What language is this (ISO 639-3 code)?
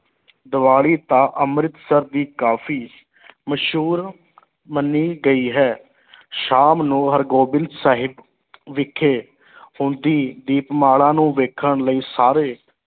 pan